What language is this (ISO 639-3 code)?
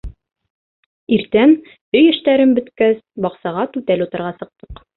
bak